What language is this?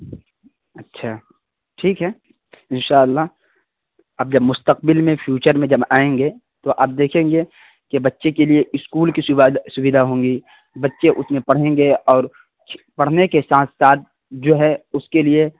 Urdu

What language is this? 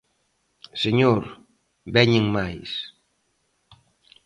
Galician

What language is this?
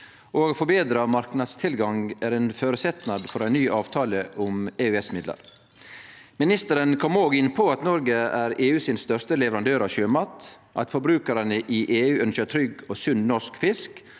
Norwegian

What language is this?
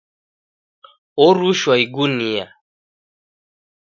Taita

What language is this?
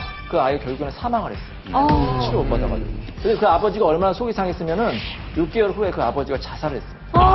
Korean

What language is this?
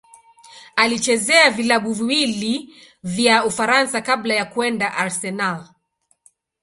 Swahili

